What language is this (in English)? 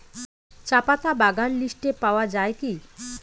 Bangla